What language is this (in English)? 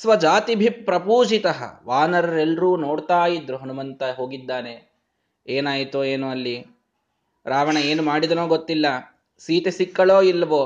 Kannada